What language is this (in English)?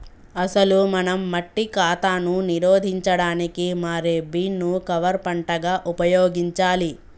Telugu